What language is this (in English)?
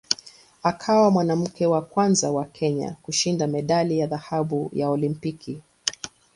Swahili